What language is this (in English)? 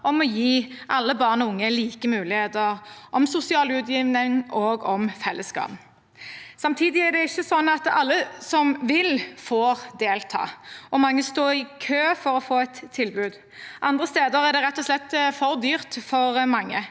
Norwegian